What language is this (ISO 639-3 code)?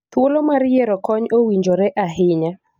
luo